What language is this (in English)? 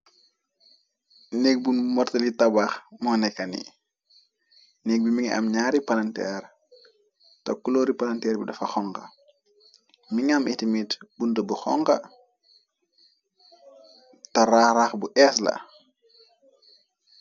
Wolof